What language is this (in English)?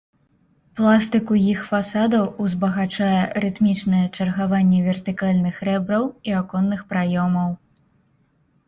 Belarusian